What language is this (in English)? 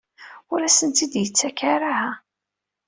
Kabyle